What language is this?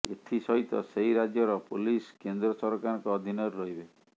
Odia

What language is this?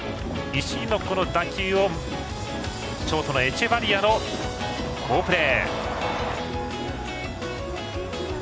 Japanese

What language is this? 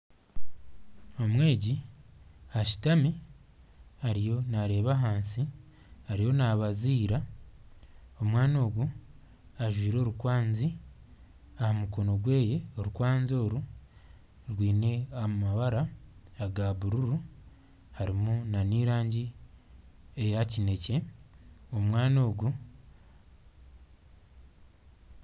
Nyankole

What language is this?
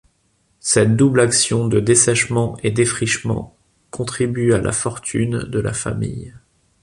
French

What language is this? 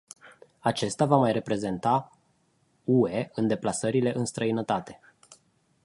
Romanian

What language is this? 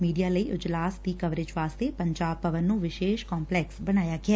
Punjabi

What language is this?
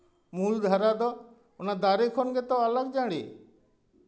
Santali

